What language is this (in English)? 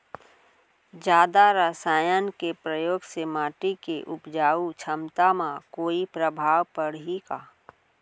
Chhattisgarhi